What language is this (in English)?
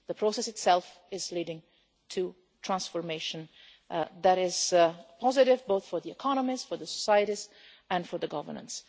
English